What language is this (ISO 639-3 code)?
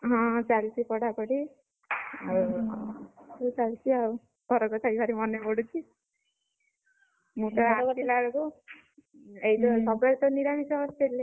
ori